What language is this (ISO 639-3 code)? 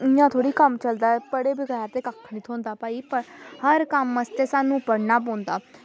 doi